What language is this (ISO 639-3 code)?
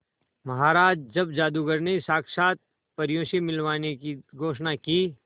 hin